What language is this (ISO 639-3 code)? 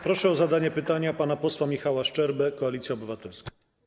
pol